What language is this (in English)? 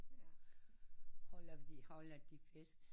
Danish